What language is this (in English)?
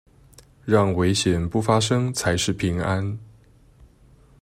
Chinese